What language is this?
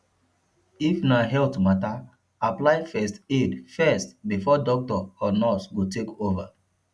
Nigerian Pidgin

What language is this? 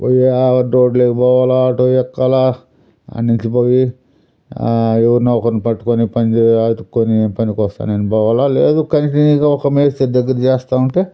Telugu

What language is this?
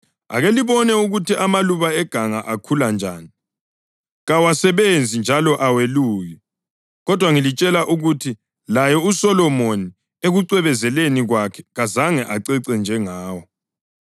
North Ndebele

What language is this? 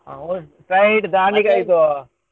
Kannada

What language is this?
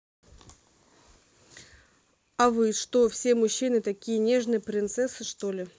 Russian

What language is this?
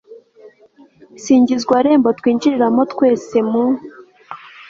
Kinyarwanda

